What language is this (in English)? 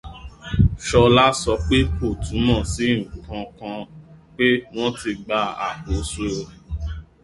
Yoruba